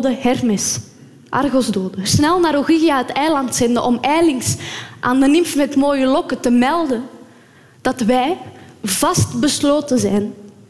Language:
Dutch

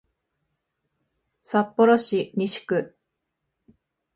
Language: Japanese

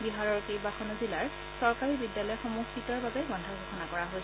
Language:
Assamese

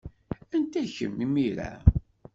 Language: Kabyle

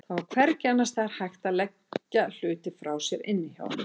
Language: Icelandic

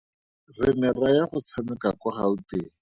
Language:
Tswana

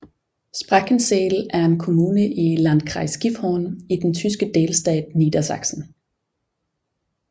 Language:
Danish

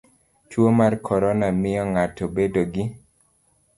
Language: Luo (Kenya and Tanzania)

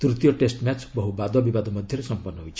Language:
Odia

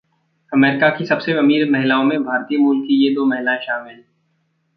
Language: Hindi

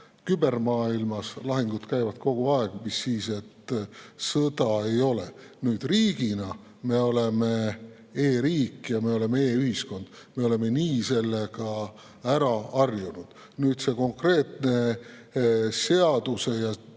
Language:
Estonian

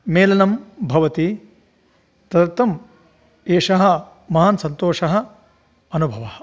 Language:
Sanskrit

